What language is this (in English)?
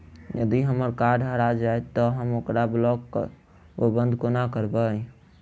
Maithili